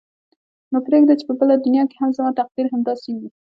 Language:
Pashto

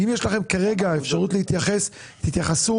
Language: Hebrew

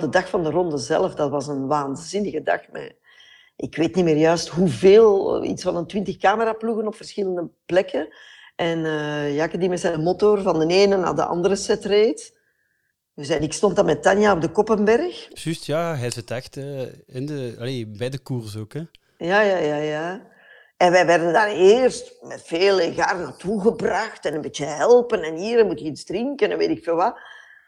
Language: Dutch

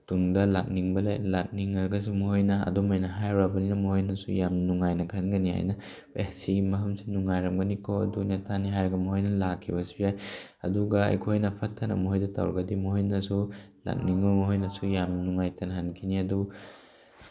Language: Manipuri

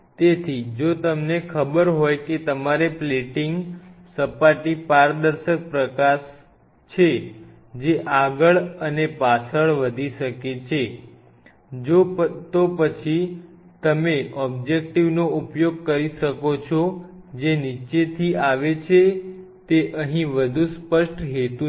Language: Gujarati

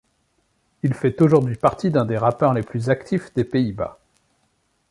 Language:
French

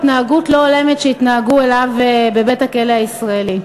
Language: Hebrew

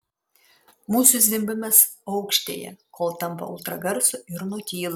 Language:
Lithuanian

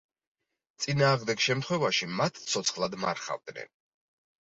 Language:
Georgian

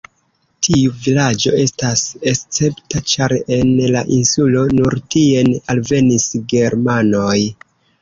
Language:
Esperanto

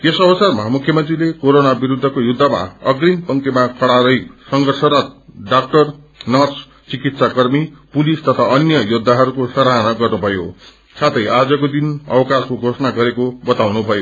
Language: Nepali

